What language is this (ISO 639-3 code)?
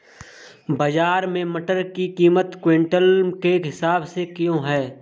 hin